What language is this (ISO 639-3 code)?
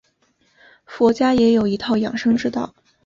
zho